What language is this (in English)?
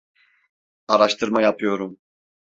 Turkish